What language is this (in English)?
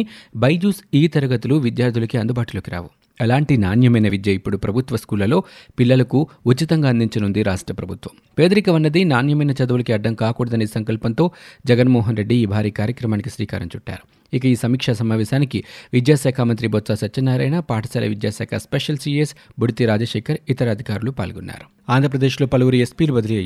Telugu